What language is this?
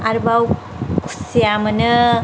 Bodo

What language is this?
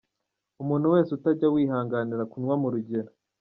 Kinyarwanda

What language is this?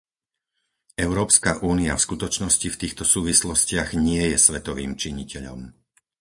Slovak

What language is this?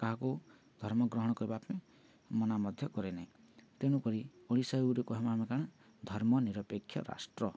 Odia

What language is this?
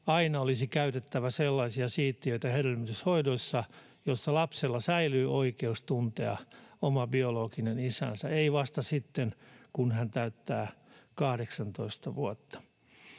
Finnish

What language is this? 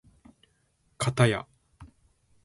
Japanese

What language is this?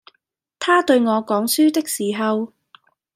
Cantonese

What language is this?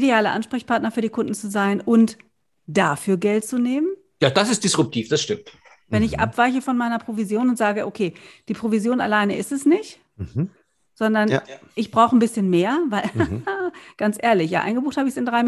German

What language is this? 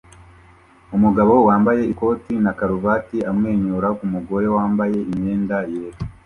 Kinyarwanda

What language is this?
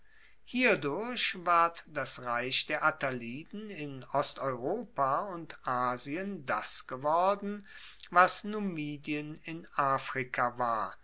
German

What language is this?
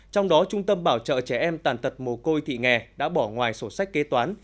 Vietnamese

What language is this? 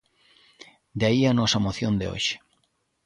Galician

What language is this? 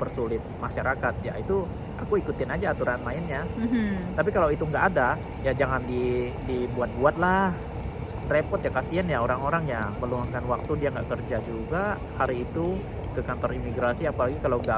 Indonesian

